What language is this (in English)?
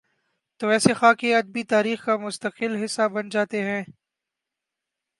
Urdu